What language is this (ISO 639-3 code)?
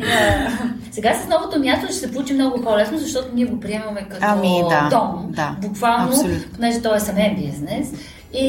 bul